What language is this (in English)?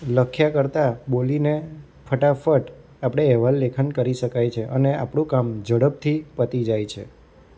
Gujarati